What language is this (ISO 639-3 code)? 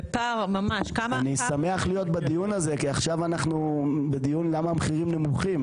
heb